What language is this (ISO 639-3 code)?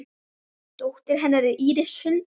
isl